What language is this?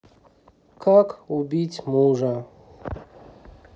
Russian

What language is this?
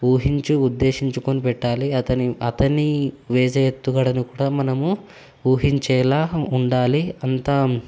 Telugu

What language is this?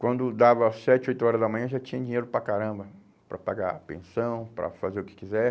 Portuguese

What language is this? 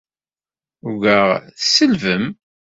Kabyle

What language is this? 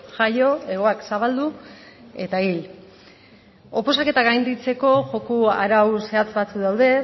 Basque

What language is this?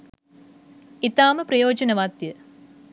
Sinhala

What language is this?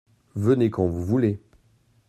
French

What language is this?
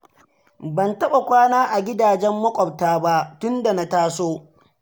Hausa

